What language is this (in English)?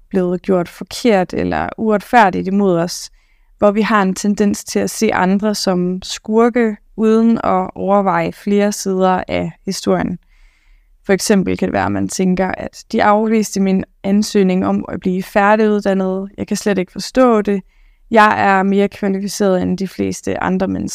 Danish